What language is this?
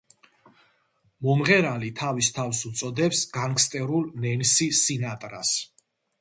Georgian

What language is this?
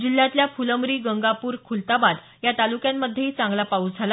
Marathi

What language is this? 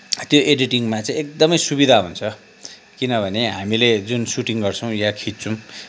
Nepali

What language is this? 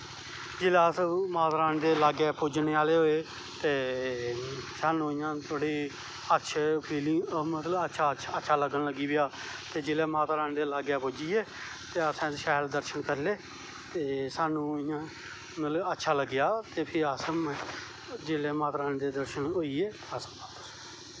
Dogri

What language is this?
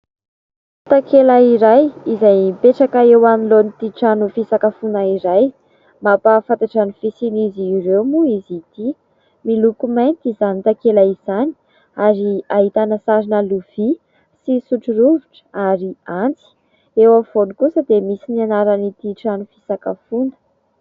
Malagasy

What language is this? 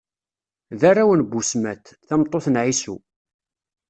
Kabyle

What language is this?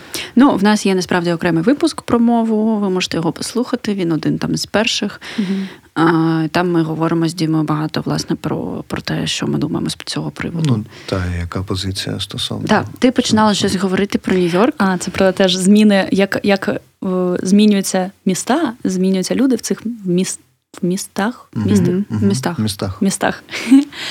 Ukrainian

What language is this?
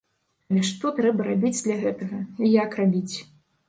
Belarusian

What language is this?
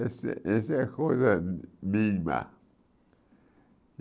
Portuguese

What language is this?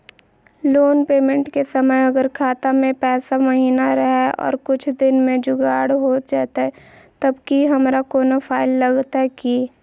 Magahi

